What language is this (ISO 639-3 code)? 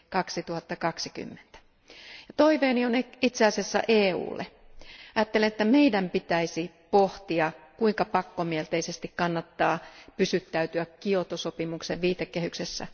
fin